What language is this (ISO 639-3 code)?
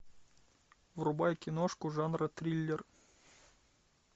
rus